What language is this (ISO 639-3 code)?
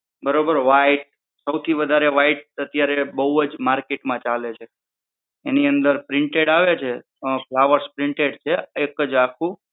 guj